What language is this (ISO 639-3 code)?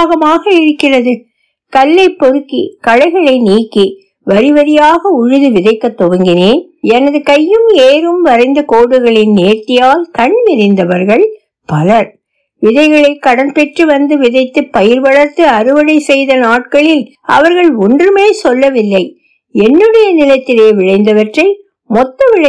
tam